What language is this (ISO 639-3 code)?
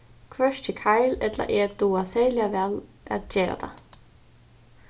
fao